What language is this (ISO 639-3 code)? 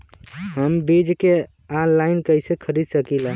bho